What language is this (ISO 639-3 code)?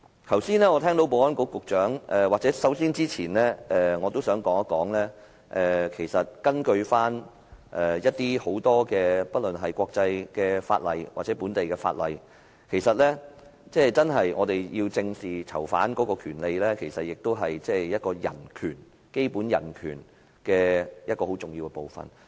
yue